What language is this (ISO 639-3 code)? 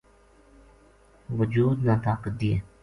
gju